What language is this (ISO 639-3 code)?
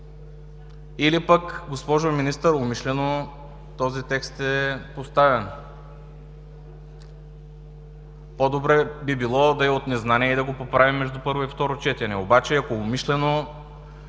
bul